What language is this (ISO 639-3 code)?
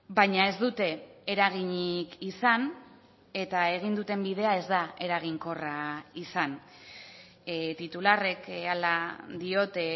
eus